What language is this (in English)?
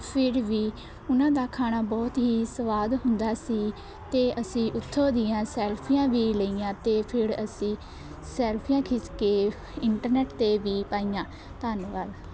Punjabi